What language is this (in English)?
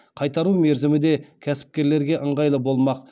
Kazakh